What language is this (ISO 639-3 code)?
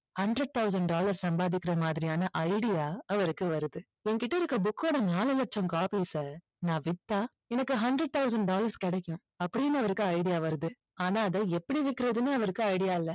tam